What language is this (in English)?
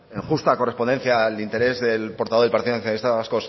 Spanish